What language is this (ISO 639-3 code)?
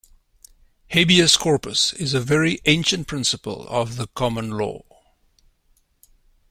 eng